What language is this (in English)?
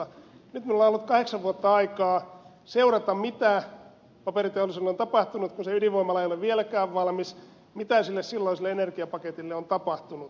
Finnish